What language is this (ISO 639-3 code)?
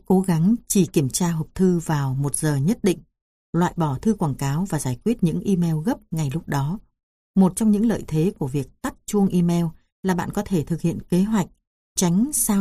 vie